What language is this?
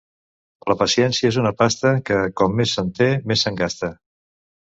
Catalan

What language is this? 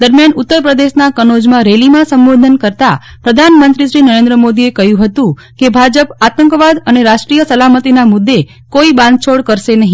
Gujarati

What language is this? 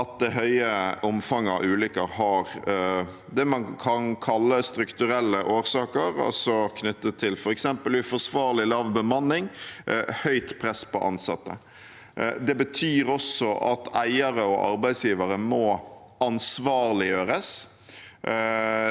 Norwegian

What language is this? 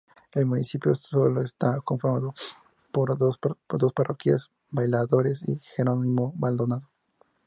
Spanish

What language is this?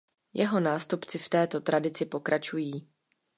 Czech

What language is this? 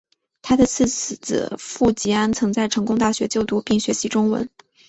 Chinese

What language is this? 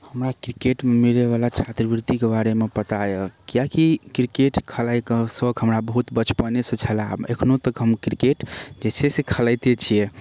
Maithili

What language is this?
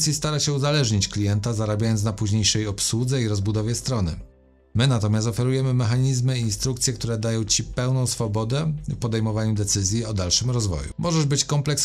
Polish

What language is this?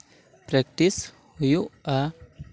Santali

